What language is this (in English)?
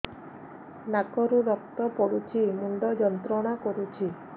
Odia